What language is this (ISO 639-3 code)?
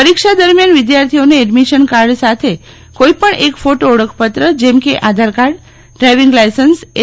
guj